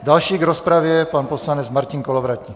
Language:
Czech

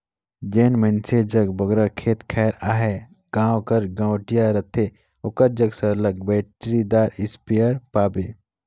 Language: Chhattisgarhi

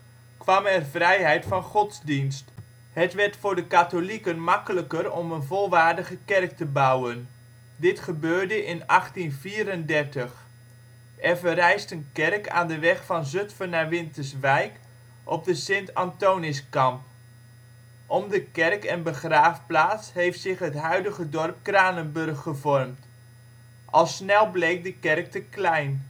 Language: Dutch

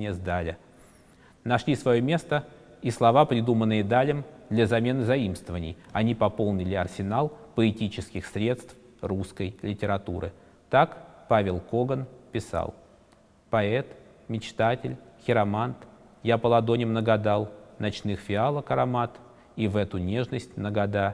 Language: Russian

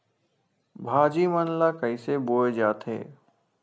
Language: Chhattisgarhi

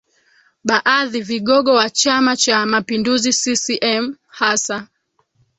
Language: Swahili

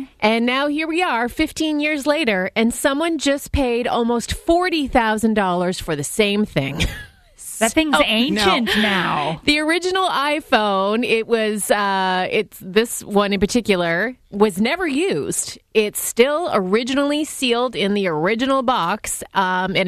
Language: English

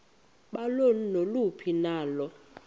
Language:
Xhosa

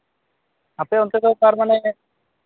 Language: Santali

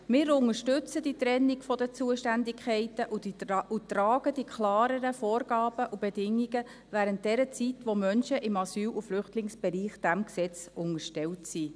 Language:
Swiss German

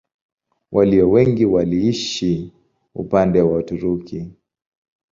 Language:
Swahili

